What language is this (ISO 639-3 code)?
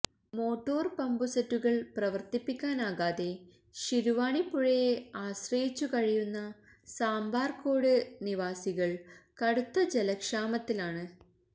mal